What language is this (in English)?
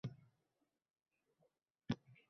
Uzbek